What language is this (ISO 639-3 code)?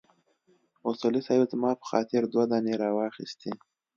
pus